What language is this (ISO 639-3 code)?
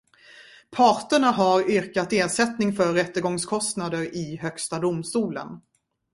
swe